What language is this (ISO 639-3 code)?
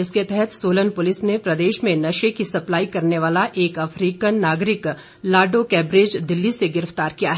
hin